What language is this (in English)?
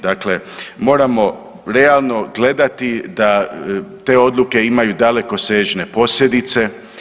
Croatian